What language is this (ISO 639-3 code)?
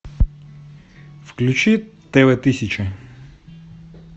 rus